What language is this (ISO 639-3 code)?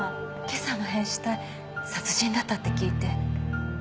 jpn